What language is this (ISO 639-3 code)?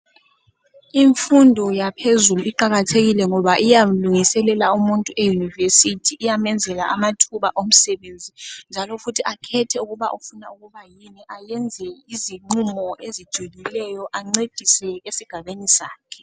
nde